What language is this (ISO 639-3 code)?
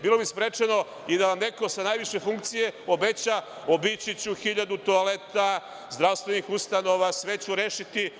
srp